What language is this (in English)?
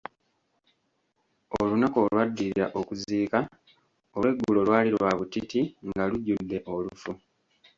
Ganda